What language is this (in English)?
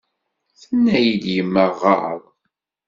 Kabyle